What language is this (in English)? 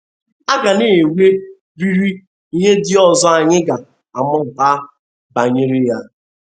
Igbo